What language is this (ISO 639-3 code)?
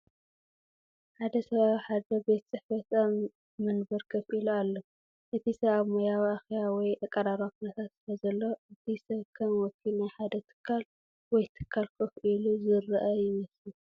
tir